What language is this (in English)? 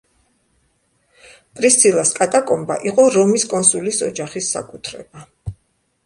Georgian